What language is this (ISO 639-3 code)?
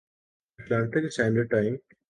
urd